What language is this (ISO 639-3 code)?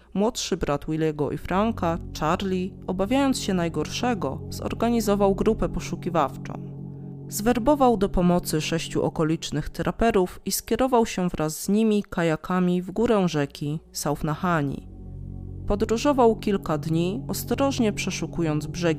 pol